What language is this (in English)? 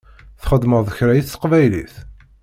Kabyle